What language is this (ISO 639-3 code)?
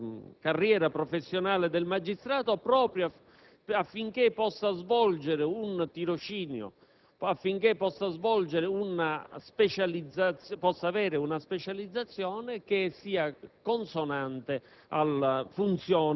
ita